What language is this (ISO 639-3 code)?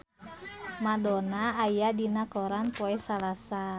sun